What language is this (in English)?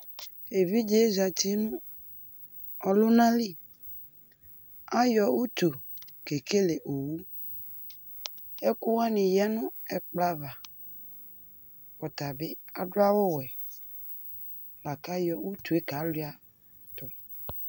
Ikposo